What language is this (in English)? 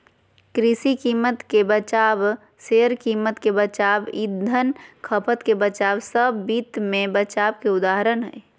Magahi